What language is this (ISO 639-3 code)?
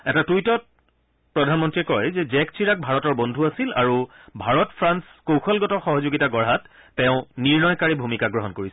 asm